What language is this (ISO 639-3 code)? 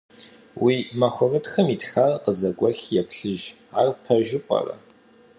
kbd